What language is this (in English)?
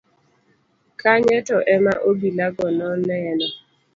Luo (Kenya and Tanzania)